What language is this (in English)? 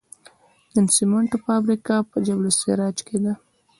Pashto